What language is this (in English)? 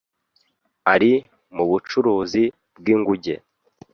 Kinyarwanda